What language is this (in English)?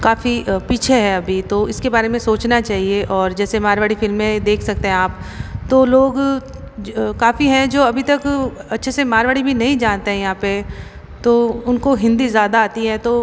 Hindi